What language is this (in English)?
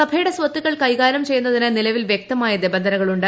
Malayalam